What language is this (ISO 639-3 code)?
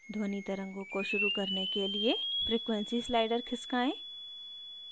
hin